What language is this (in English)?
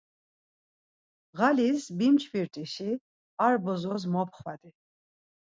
Laz